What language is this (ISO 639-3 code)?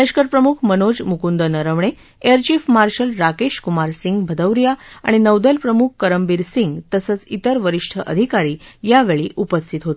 mar